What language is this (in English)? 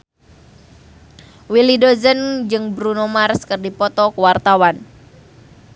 Sundanese